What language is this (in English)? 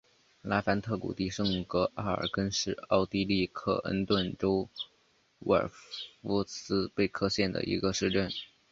Chinese